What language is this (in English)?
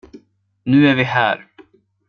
Swedish